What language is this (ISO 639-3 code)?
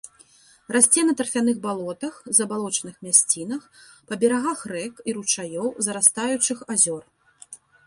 bel